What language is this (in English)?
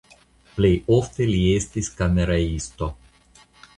Esperanto